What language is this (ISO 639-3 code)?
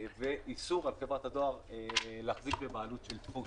heb